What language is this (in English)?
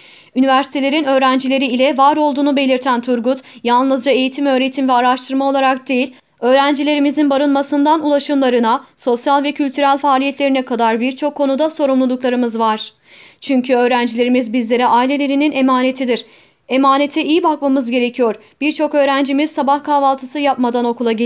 Turkish